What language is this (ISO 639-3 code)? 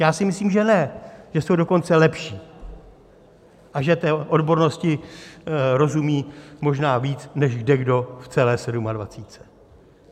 ces